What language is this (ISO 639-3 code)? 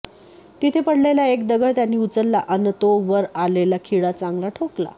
mar